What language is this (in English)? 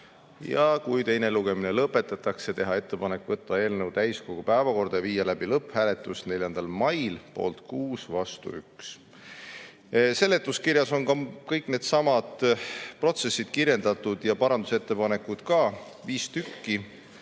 Estonian